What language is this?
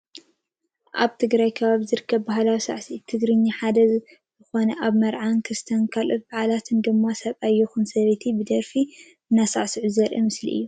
Tigrinya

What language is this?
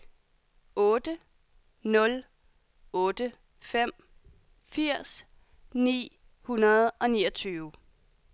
Danish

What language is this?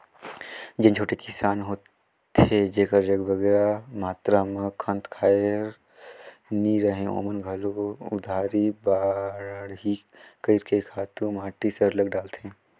Chhattisgarhi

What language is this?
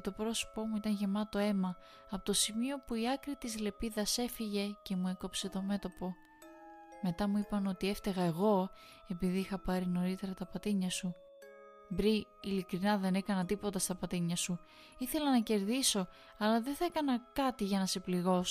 Greek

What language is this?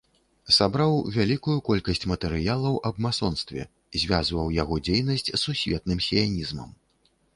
Belarusian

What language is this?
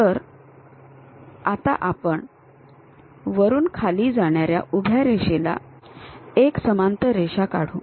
Marathi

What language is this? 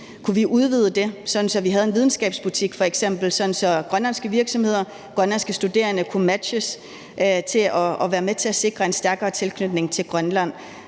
Danish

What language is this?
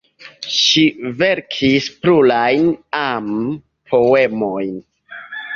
Esperanto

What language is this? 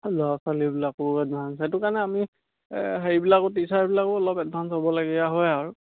Assamese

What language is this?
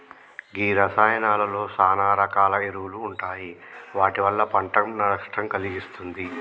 Telugu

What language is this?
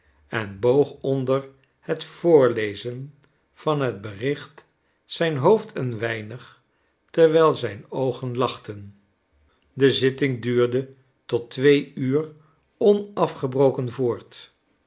Dutch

